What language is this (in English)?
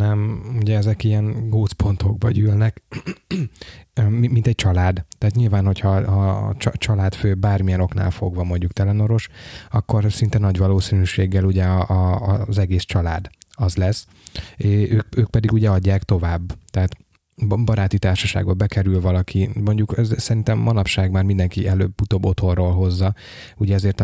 Hungarian